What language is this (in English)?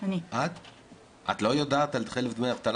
Hebrew